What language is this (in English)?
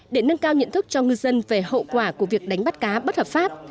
Vietnamese